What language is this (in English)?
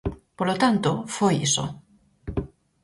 Galician